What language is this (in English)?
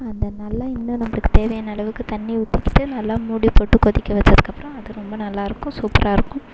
Tamil